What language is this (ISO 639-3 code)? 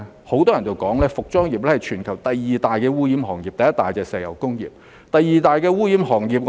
yue